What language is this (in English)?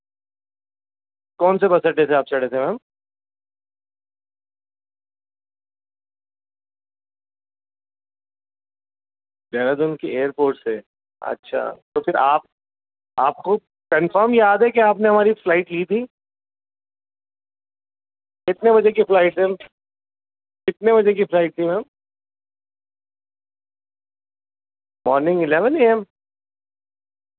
Urdu